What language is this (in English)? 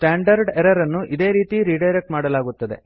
Kannada